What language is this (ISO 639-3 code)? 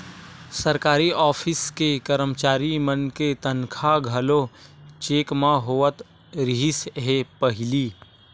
hne